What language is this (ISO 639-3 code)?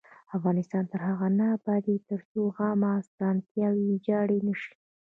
pus